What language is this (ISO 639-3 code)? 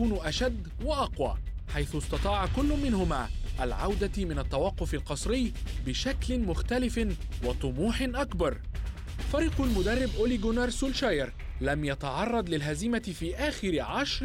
ara